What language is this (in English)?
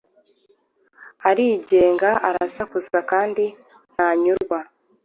Kinyarwanda